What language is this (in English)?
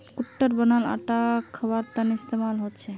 Magahi